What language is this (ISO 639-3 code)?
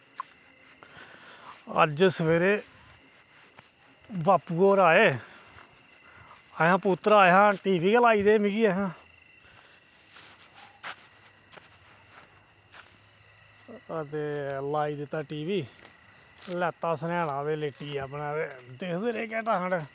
doi